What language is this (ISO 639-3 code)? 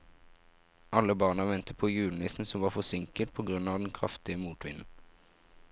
nor